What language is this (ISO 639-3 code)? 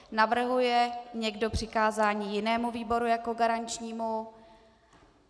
ces